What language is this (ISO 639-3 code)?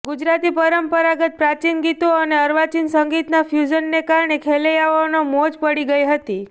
guj